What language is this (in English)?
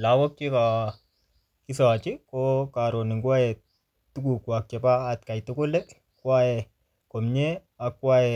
Kalenjin